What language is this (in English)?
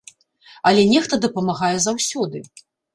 Belarusian